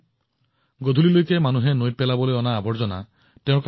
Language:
Assamese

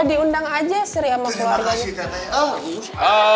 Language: Indonesian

